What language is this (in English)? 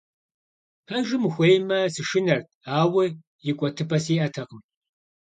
Kabardian